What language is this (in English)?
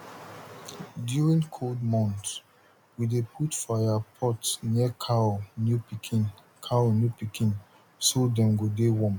Nigerian Pidgin